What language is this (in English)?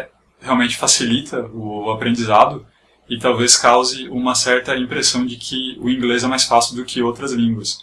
Portuguese